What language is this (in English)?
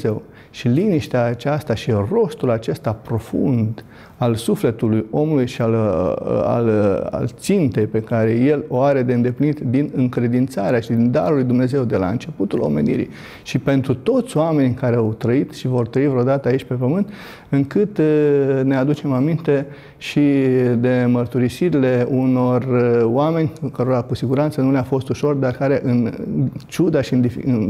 Romanian